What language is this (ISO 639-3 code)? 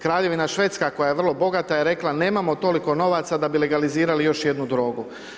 hrv